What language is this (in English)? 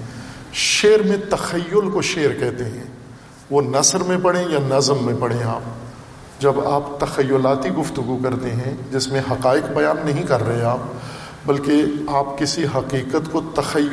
Urdu